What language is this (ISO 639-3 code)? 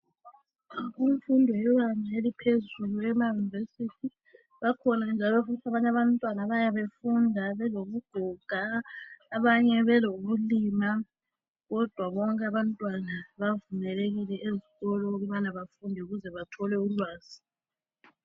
nde